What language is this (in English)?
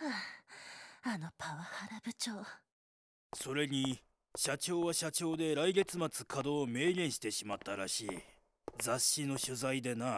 Japanese